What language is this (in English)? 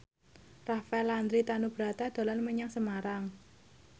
Javanese